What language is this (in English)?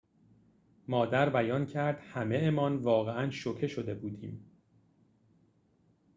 Persian